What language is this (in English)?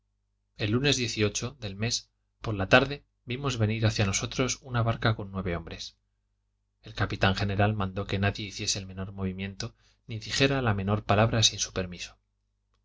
Spanish